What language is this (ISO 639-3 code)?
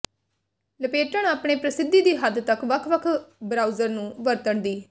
pan